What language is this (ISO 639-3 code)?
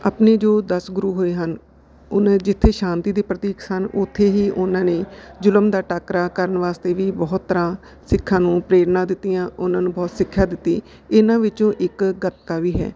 pan